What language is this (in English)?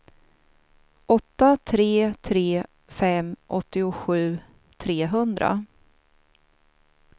Swedish